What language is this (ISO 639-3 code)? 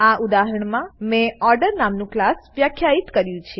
guj